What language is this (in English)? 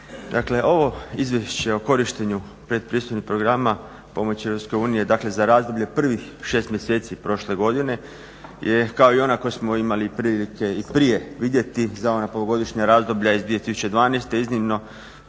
Croatian